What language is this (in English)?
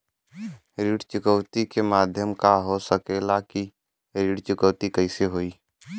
Bhojpuri